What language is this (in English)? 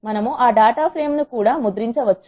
Telugu